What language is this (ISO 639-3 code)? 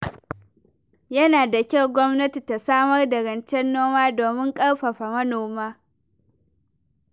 hau